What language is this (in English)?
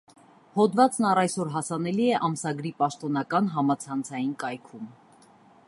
Armenian